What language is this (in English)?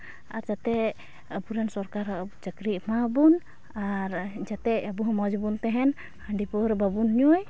Santali